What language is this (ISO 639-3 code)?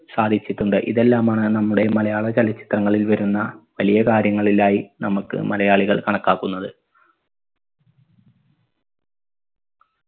mal